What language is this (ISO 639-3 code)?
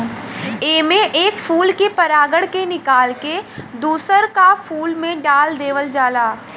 bho